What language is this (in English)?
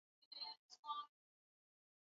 Swahili